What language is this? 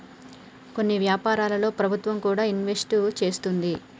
Telugu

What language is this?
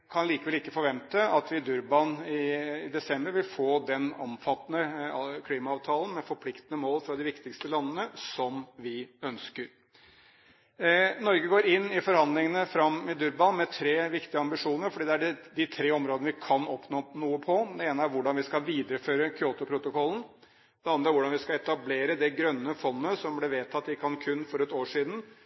Norwegian Bokmål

